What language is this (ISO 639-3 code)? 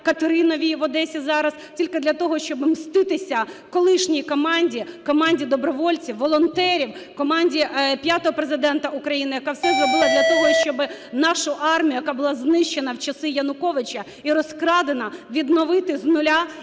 ukr